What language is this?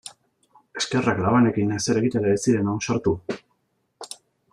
Basque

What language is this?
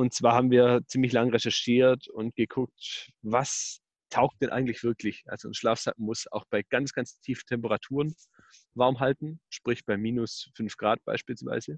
German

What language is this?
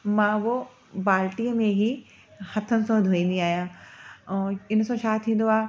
Sindhi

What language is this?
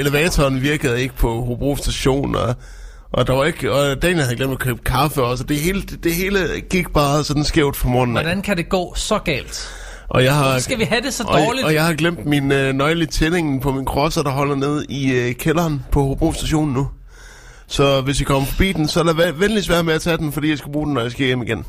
Danish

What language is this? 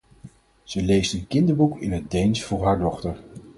Dutch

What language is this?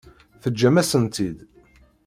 Kabyle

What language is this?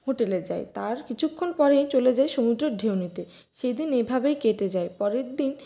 Bangla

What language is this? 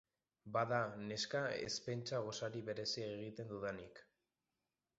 Basque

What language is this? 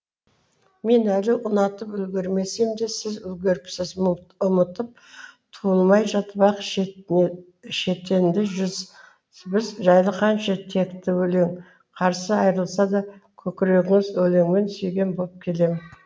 Kazakh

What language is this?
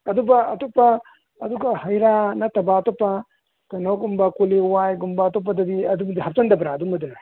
Manipuri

